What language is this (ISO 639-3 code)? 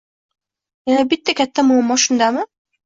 uzb